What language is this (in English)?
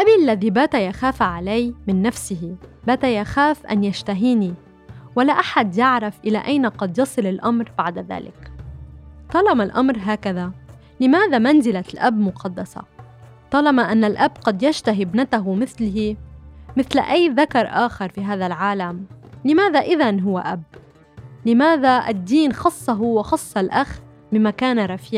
Arabic